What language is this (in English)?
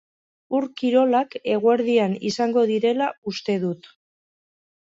Basque